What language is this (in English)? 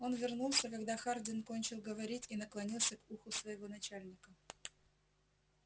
Russian